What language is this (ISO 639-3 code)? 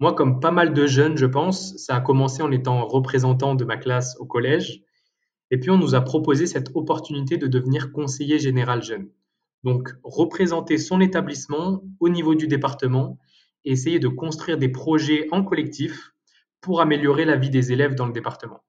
fra